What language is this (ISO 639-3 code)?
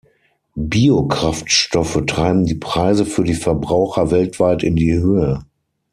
deu